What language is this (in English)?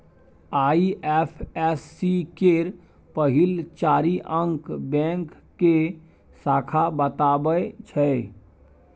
Maithili